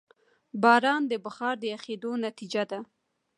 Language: Pashto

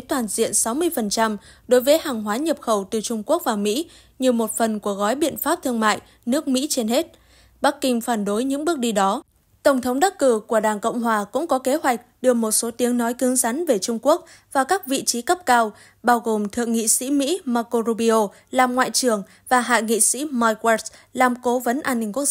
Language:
Vietnamese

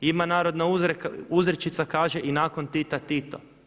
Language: Croatian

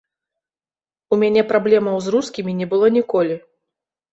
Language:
Belarusian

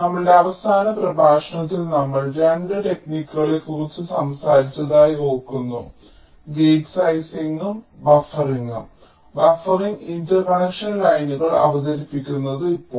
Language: Malayalam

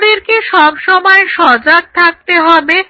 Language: Bangla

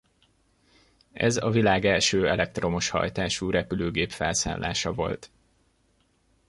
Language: Hungarian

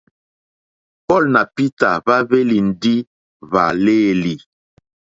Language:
Mokpwe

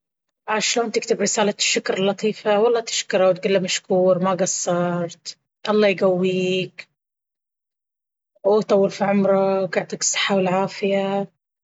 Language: Baharna Arabic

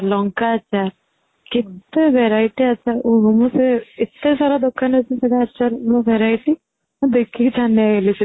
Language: Odia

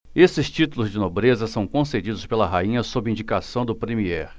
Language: Portuguese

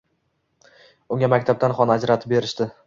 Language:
Uzbek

